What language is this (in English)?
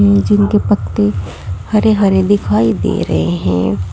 Hindi